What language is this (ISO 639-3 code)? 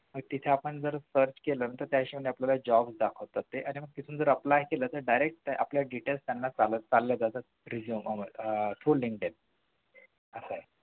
mar